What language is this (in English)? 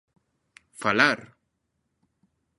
Galician